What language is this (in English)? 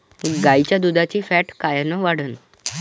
Marathi